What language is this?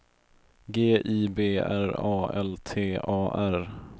Swedish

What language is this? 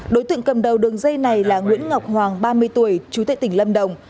Vietnamese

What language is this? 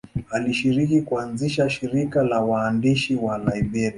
Swahili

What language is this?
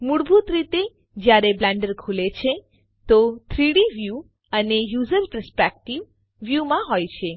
Gujarati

